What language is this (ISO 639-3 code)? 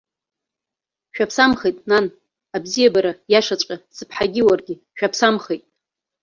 abk